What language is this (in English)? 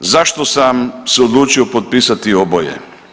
Croatian